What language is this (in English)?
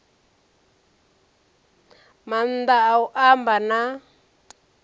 Venda